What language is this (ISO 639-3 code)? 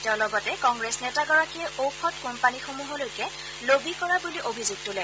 asm